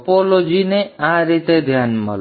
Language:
Gujarati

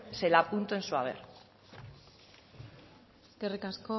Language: Spanish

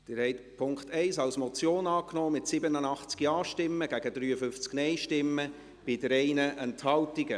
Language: Swiss German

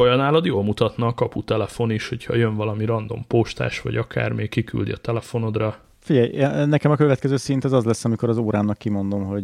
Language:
Hungarian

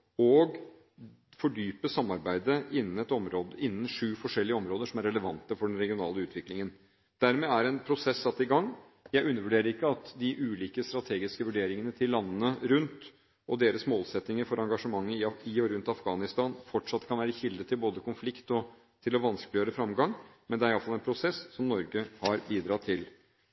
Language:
Norwegian Bokmål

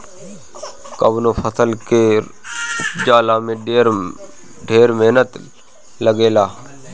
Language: Bhojpuri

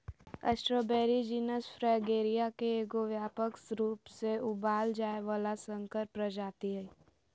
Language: Magahi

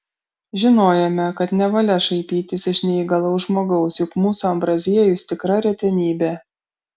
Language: Lithuanian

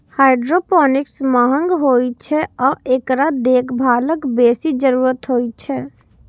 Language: Maithili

